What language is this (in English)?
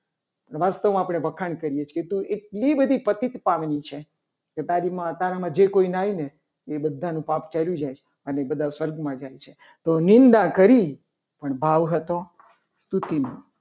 Gujarati